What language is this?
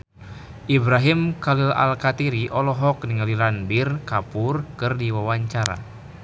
Sundanese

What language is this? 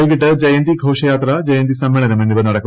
Malayalam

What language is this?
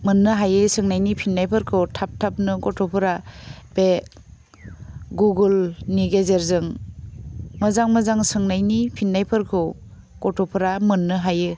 Bodo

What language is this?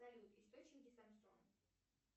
Russian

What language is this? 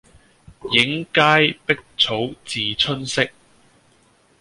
Cantonese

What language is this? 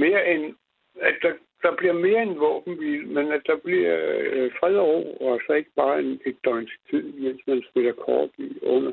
Danish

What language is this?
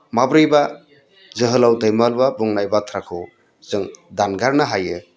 Bodo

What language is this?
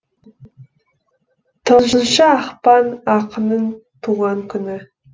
Kazakh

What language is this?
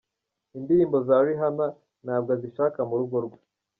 Kinyarwanda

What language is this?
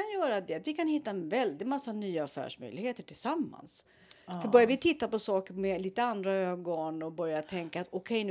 Swedish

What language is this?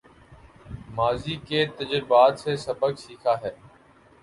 Urdu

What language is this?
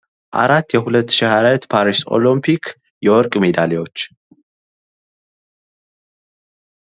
Amharic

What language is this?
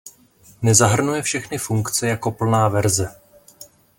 Czech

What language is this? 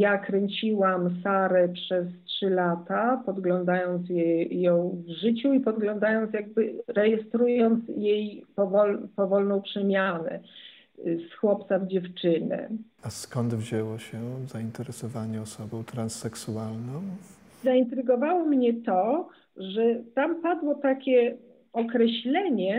Polish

